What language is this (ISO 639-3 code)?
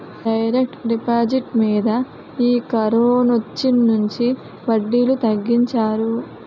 tel